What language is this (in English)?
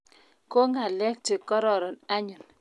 Kalenjin